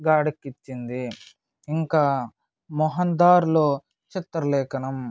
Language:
Telugu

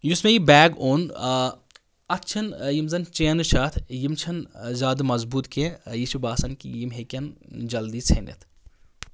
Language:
Kashmiri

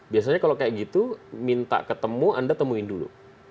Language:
Indonesian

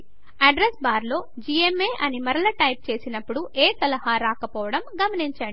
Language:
Telugu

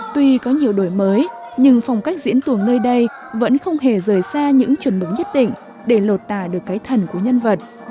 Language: Vietnamese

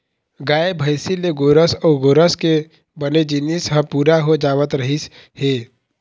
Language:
Chhattisgarhi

